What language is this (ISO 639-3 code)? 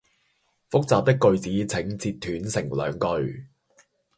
yue